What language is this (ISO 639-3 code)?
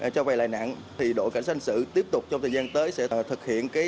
vie